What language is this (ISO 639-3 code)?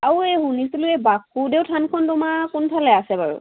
asm